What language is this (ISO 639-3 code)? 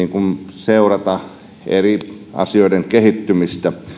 fin